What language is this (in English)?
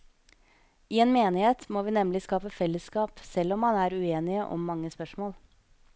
Norwegian